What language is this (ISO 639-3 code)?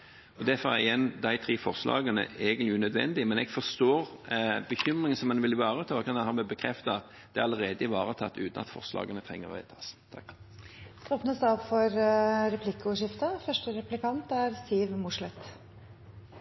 nor